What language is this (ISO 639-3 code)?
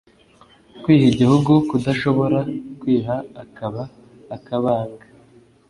kin